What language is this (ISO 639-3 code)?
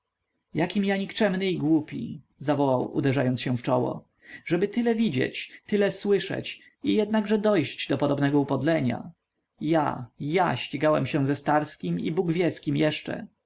pol